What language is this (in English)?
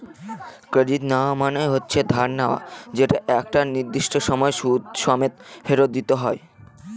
Bangla